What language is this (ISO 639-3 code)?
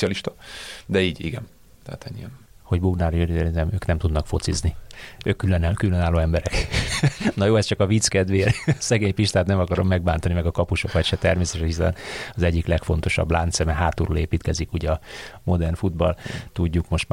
hun